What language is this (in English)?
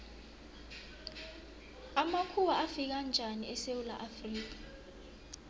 South Ndebele